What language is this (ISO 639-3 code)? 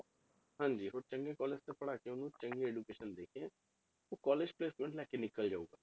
pan